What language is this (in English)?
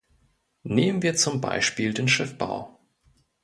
German